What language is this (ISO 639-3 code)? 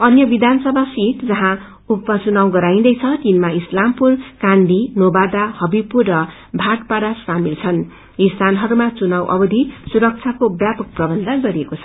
nep